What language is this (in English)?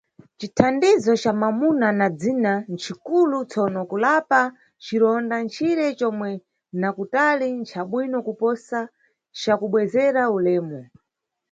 Nyungwe